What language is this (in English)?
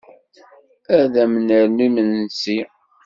Kabyle